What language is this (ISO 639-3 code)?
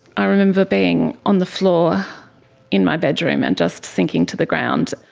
eng